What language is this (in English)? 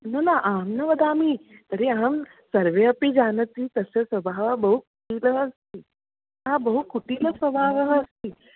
Sanskrit